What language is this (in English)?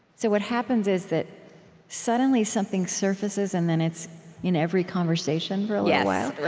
English